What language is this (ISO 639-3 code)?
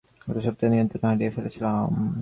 ben